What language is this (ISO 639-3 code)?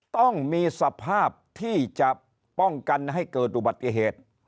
tha